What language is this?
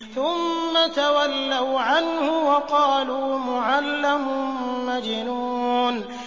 Arabic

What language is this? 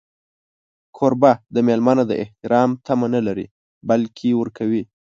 Pashto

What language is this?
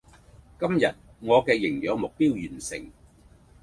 Cantonese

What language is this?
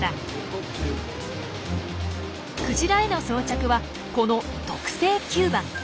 Japanese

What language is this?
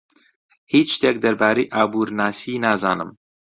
Central Kurdish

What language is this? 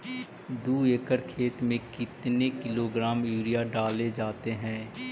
Magahi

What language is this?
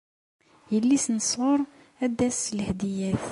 Kabyle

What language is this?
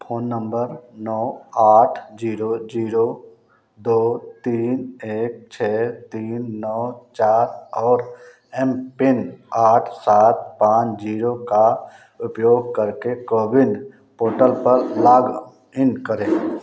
Hindi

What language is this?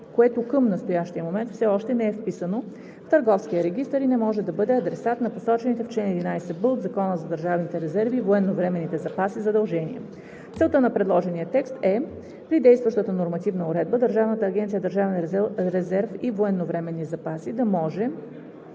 Bulgarian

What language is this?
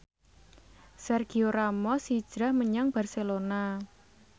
Javanese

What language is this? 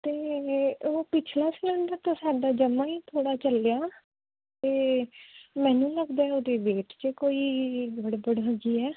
Punjabi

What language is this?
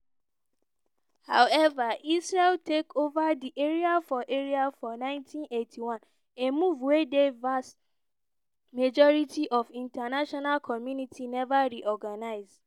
Nigerian Pidgin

